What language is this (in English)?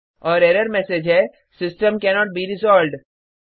Hindi